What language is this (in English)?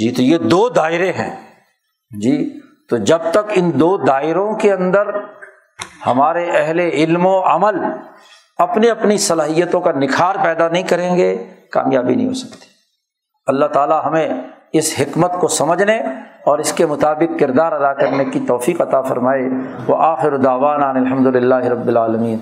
Urdu